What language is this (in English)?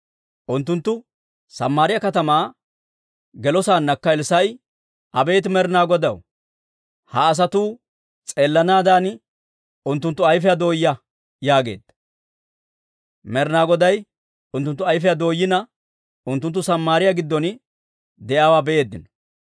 Dawro